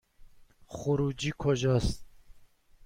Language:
Persian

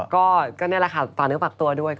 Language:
Thai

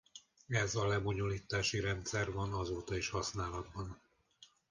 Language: Hungarian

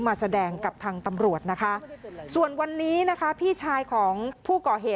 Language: Thai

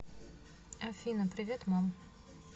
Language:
Russian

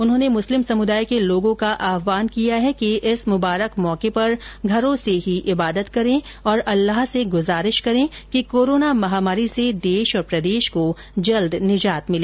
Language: Hindi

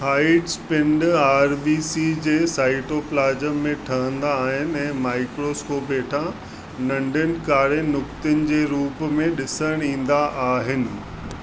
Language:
Sindhi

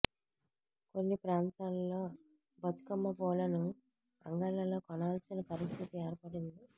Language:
Telugu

